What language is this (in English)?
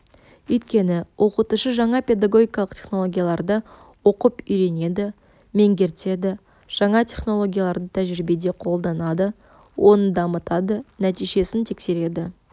Kazakh